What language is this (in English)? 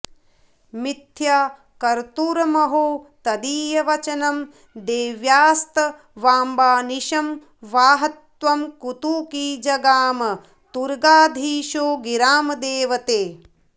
Sanskrit